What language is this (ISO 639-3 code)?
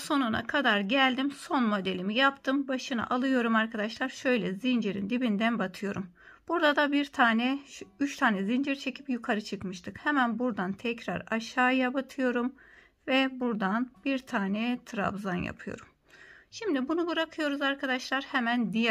tur